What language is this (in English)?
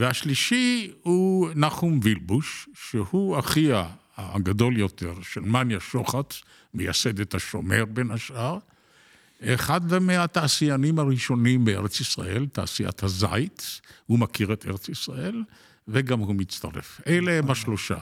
Hebrew